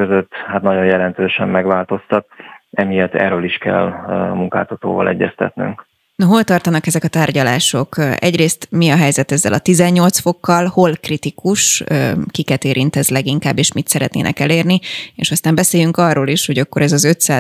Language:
Hungarian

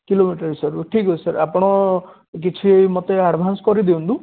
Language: Odia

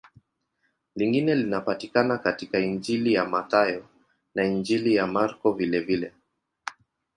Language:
Swahili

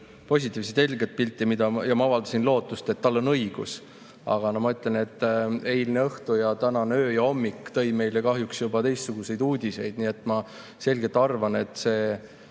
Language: Estonian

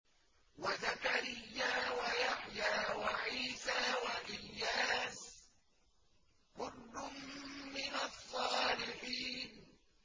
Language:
Arabic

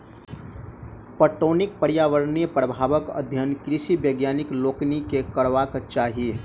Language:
Maithili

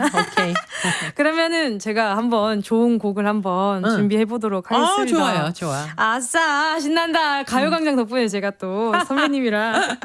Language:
Korean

